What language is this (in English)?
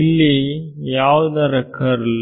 Kannada